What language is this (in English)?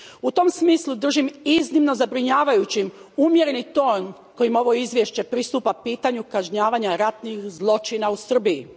Croatian